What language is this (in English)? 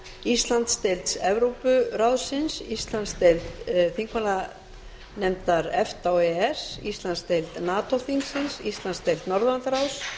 Icelandic